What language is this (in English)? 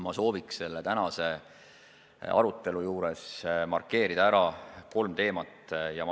Estonian